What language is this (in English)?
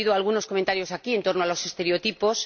Spanish